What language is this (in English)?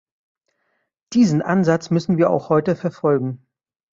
German